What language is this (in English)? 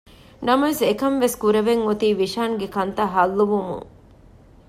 Divehi